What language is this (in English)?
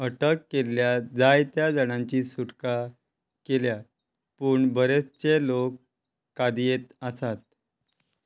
Konkani